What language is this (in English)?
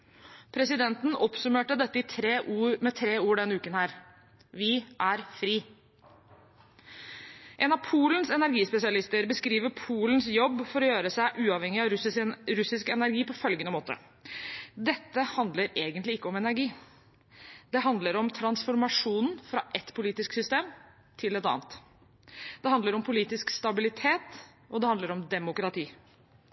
Norwegian Bokmål